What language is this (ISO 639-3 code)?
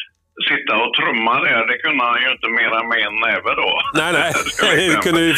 swe